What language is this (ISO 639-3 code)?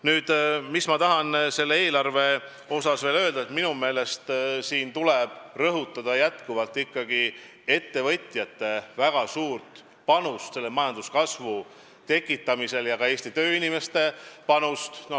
est